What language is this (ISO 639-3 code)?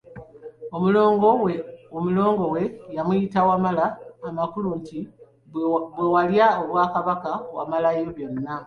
lug